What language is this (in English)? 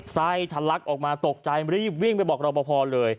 Thai